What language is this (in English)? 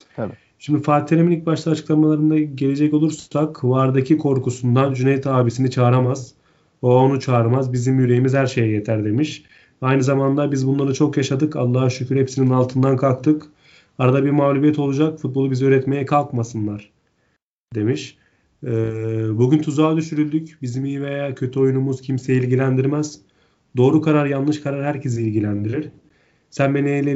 Turkish